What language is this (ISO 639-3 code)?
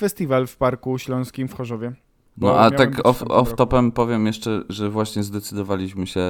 pol